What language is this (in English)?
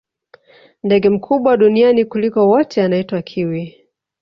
Swahili